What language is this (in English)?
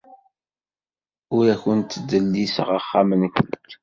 Kabyle